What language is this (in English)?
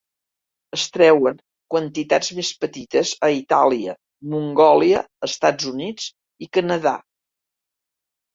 Catalan